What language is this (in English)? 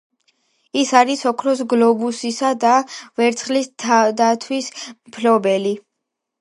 Georgian